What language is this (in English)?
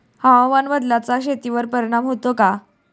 Marathi